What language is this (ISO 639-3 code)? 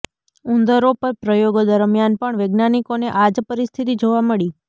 guj